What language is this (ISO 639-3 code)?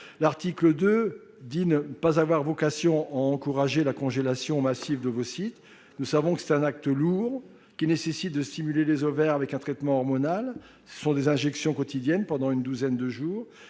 fra